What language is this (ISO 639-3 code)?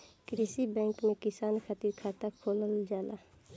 bho